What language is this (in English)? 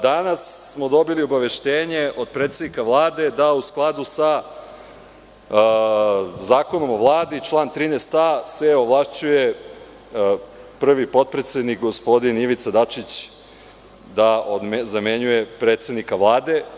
Serbian